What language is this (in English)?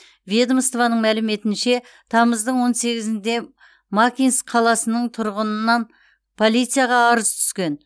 Kazakh